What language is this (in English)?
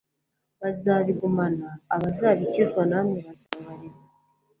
Kinyarwanda